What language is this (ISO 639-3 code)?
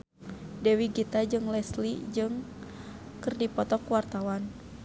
sun